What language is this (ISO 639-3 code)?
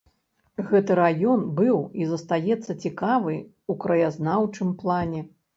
bel